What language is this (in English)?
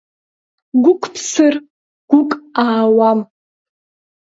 Abkhazian